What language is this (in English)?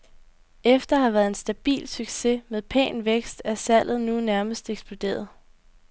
Danish